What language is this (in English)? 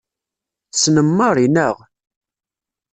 Kabyle